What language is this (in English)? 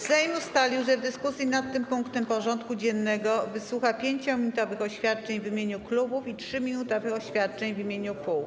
Polish